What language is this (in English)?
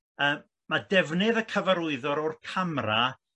Welsh